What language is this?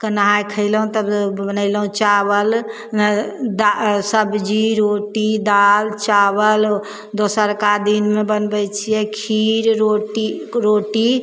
Maithili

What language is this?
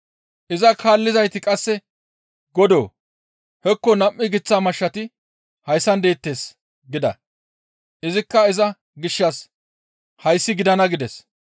Gamo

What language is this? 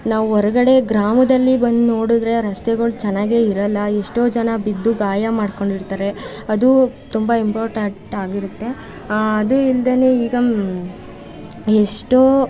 Kannada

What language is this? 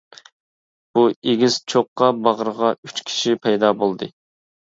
Uyghur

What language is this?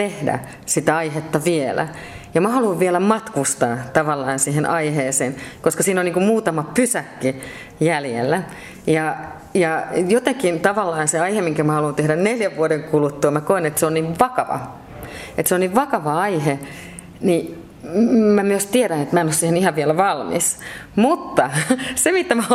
Finnish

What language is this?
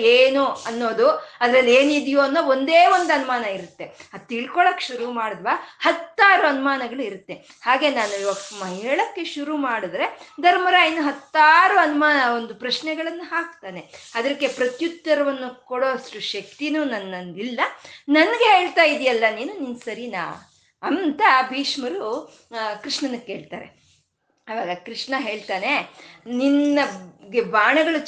Kannada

